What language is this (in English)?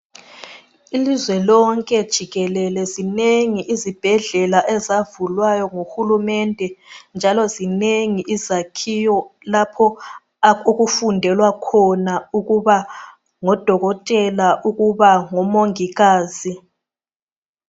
North Ndebele